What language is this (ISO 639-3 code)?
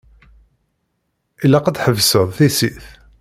kab